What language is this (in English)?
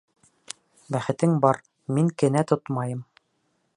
Bashkir